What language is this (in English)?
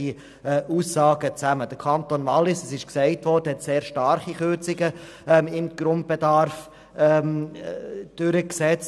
Swiss German